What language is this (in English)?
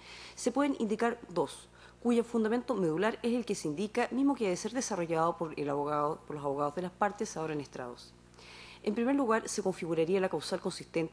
Spanish